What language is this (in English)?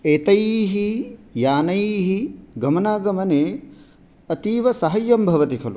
Sanskrit